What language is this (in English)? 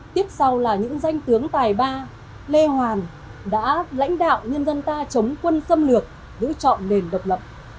Vietnamese